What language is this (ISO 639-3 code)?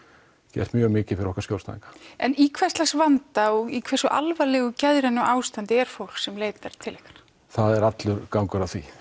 isl